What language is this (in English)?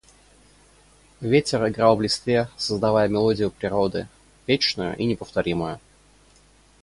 Russian